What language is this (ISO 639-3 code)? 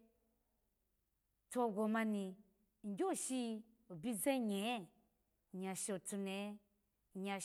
ala